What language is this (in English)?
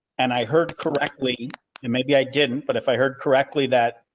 English